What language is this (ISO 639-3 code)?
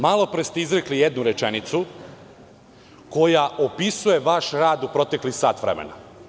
srp